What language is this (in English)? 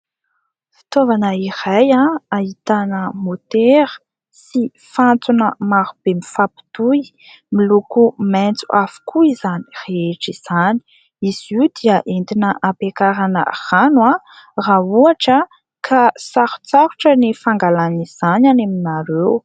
Malagasy